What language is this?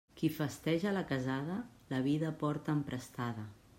Catalan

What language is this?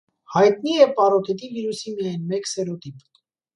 Armenian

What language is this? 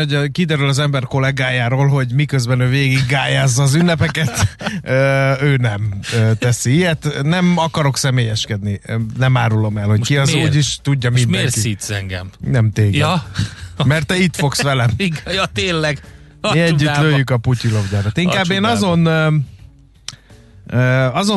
Hungarian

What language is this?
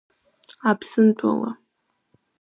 Abkhazian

